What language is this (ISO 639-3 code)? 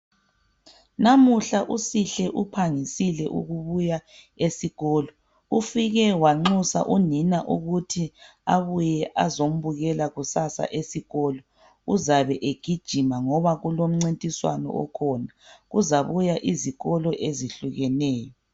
nde